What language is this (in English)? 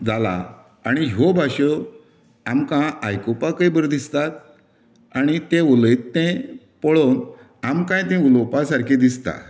Konkani